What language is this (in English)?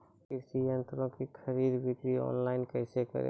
Maithili